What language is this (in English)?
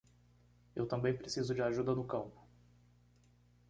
Portuguese